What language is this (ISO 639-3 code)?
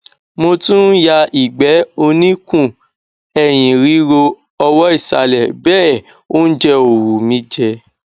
yor